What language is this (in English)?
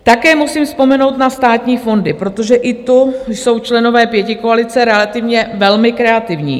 Czech